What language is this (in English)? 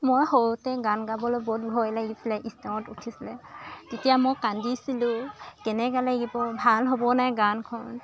Assamese